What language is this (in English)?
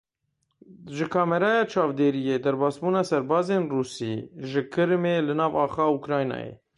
Kurdish